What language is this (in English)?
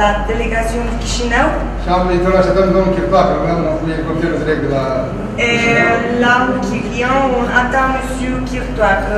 Romanian